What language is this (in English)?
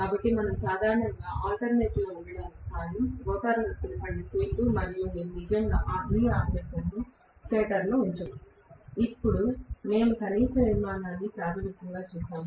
Telugu